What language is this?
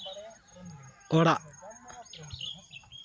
Santali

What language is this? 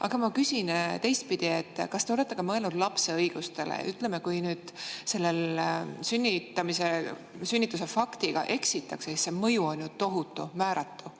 Estonian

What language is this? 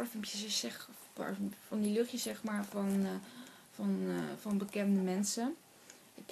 Dutch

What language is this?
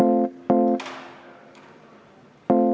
Estonian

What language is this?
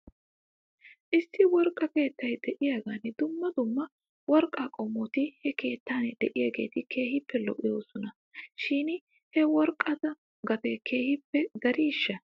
Wolaytta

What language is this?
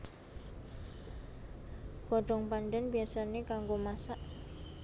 Javanese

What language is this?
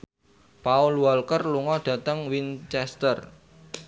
Javanese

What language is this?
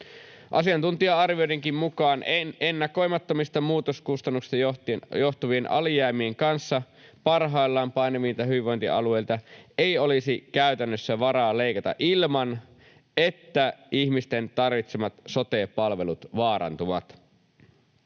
Finnish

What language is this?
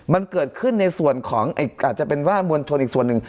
Thai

